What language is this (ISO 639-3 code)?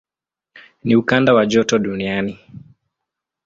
swa